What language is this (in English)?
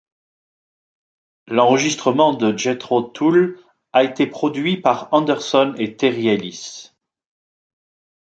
French